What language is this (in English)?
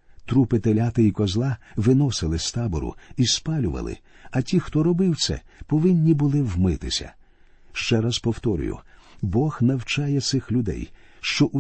Ukrainian